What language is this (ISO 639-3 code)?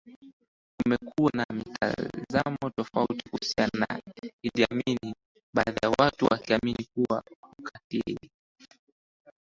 swa